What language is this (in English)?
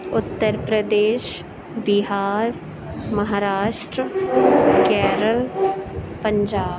Urdu